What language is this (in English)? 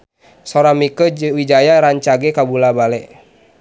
Sundanese